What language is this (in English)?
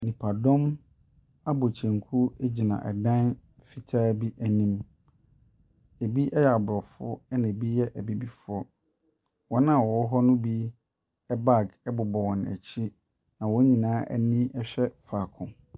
Akan